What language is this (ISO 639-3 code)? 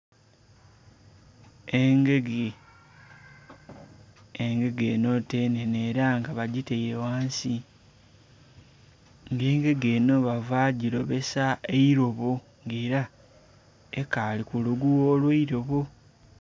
xog